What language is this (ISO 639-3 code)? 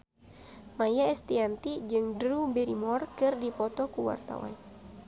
sun